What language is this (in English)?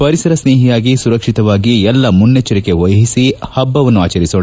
Kannada